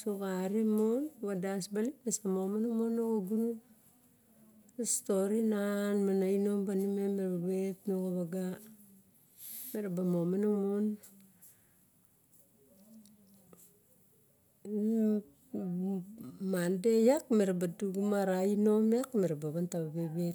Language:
Barok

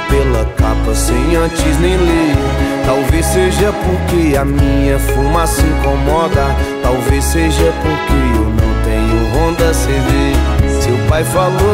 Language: Portuguese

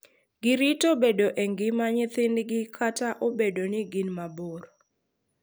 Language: Luo (Kenya and Tanzania)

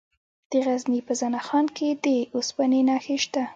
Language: Pashto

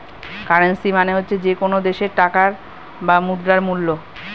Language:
Bangla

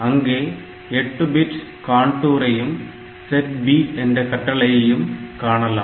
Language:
Tamil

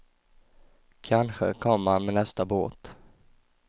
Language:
Swedish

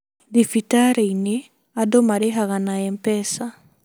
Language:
Kikuyu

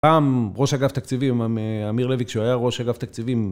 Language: Hebrew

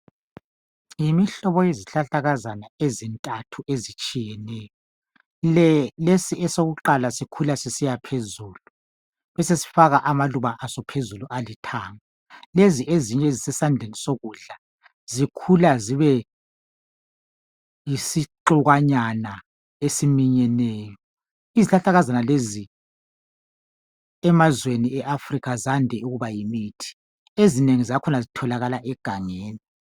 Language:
North Ndebele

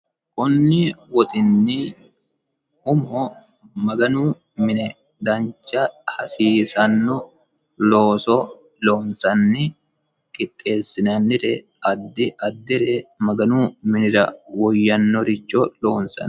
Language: Sidamo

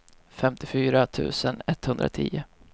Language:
Swedish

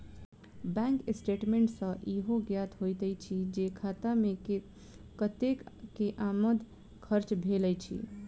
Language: Maithili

